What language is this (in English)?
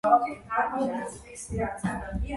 Georgian